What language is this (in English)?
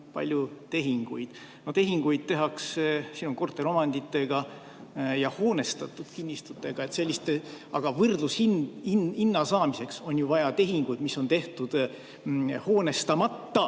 Estonian